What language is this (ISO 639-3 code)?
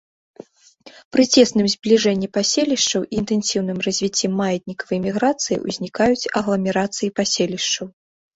bel